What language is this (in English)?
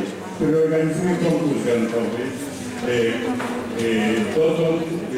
Polish